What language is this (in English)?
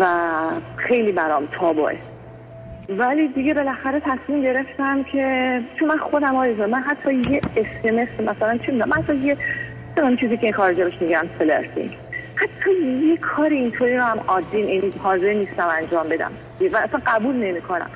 Persian